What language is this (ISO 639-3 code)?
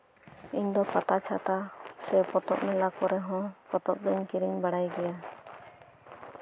sat